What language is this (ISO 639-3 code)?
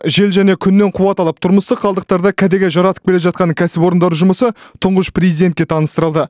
kaz